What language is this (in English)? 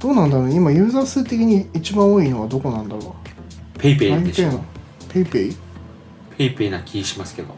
Japanese